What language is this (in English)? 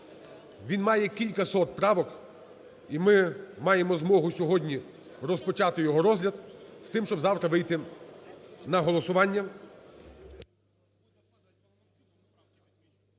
Ukrainian